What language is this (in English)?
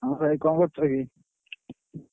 Odia